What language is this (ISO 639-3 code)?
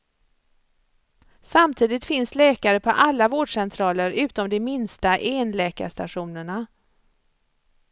swe